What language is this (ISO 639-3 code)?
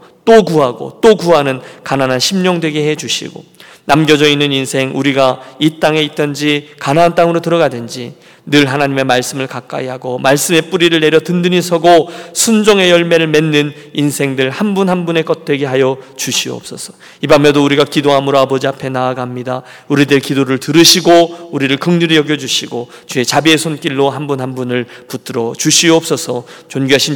kor